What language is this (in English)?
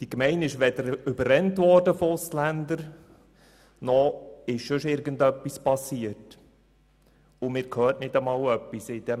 Swiss German